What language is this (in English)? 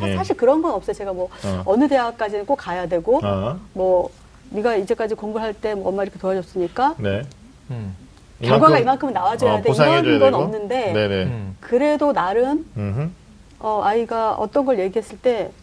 Korean